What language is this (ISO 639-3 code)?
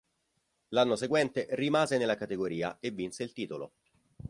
ita